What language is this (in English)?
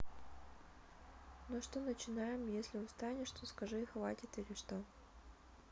Russian